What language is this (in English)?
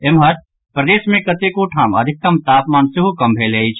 Maithili